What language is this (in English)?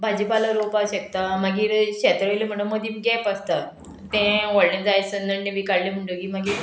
Konkani